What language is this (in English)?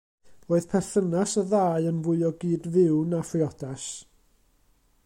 Welsh